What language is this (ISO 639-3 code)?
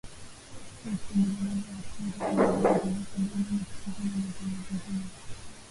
swa